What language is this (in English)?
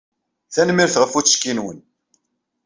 Kabyle